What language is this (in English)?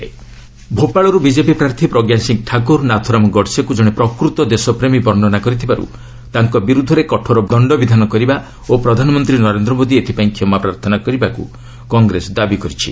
Odia